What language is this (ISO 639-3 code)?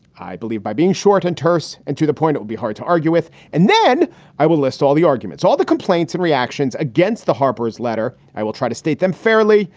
eng